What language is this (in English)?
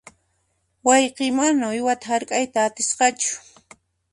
Puno Quechua